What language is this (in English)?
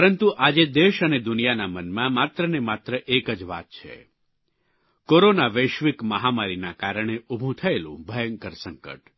Gujarati